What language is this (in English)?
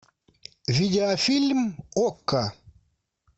Russian